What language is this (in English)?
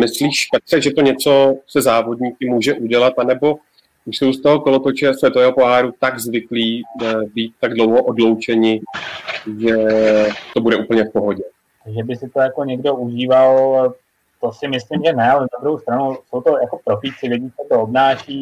Czech